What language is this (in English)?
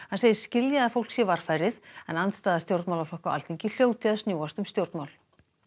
Icelandic